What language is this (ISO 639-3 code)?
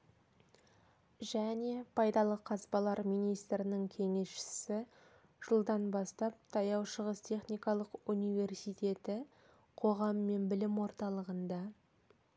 kaz